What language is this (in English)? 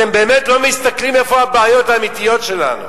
Hebrew